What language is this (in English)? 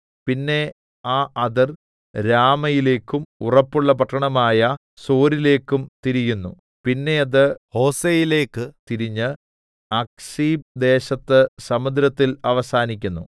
Malayalam